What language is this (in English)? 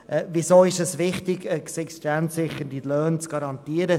Swiss German